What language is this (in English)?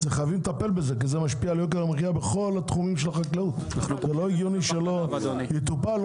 Hebrew